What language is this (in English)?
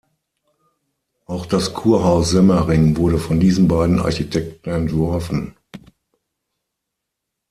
German